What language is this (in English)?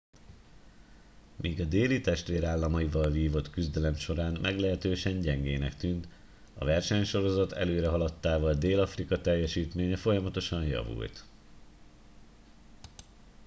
Hungarian